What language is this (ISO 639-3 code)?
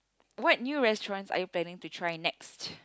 eng